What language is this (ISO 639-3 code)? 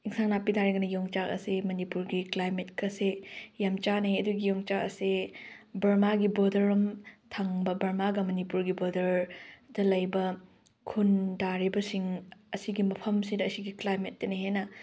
mni